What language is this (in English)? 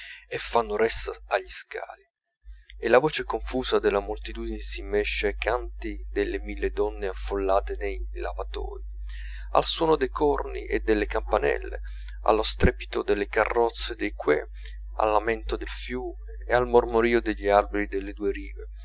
Italian